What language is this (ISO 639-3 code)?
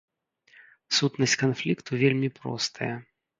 bel